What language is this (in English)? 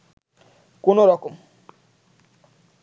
Bangla